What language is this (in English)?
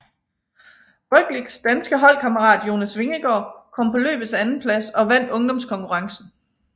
Danish